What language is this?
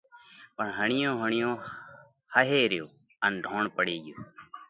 Parkari Koli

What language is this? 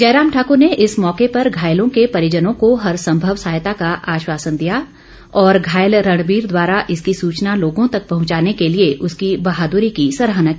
Hindi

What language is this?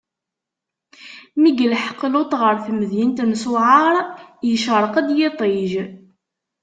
Kabyle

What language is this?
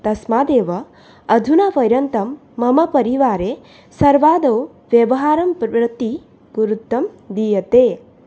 Sanskrit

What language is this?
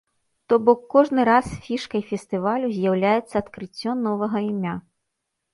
Belarusian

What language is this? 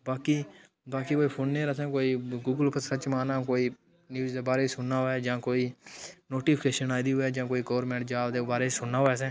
Dogri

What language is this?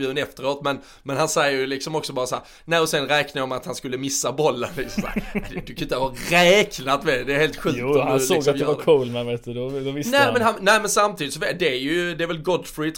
Swedish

